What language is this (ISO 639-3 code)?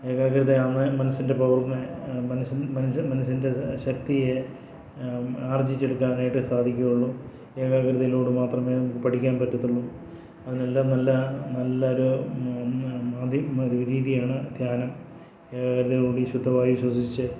mal